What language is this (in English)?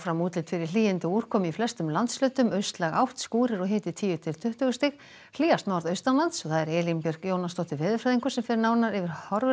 Icelandic